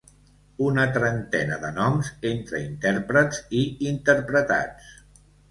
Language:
Catalan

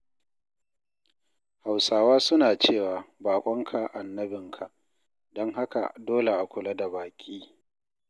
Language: Hausa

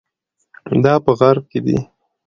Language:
Pashto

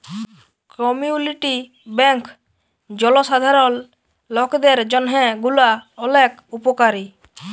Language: Bangla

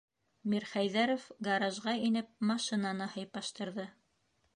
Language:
Bashkir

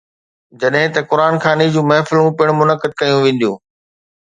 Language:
Sindhi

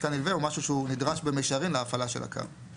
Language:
Hebrew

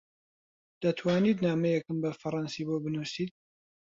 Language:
Central Kurdish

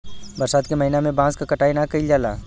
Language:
Bhojpuri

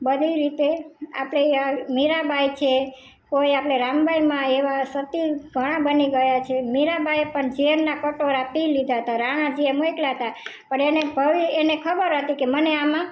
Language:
Gujarati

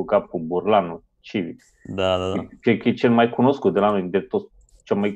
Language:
Romanian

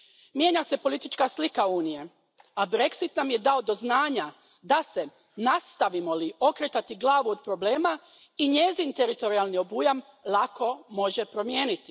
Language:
Croatian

